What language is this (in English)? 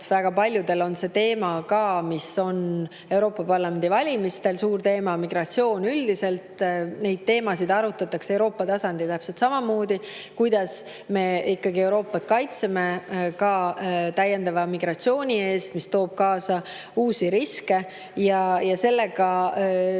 Estonian